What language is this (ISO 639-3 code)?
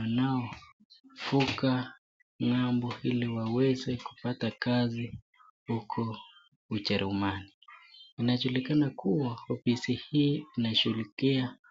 swa